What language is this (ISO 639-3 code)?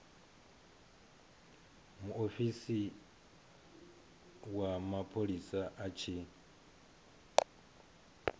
ven